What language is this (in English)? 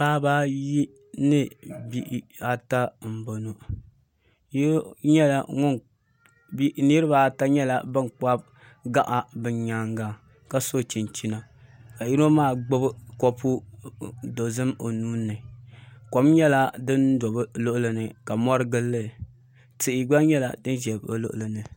Dagbani